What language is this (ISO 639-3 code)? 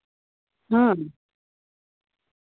sat